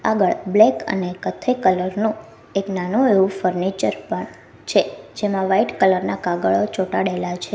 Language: Gujarati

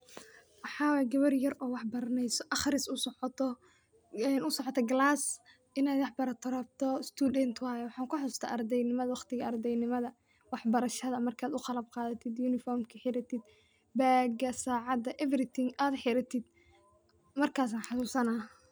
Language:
Somali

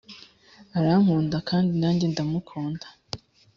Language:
Kinyarwanda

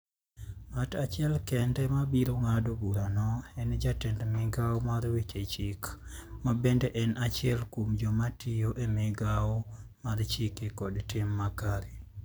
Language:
Luo (Kenya and Tanzania)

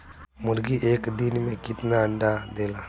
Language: Bhojpuri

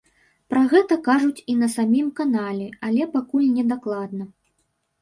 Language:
Belarusian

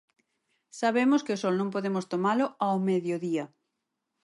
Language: Galician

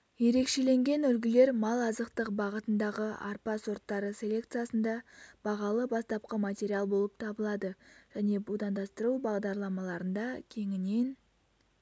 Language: Kazakh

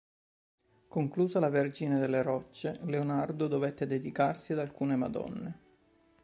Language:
Italian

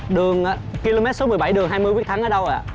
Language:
Vietnamese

